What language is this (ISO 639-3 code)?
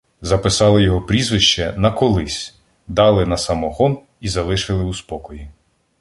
ukr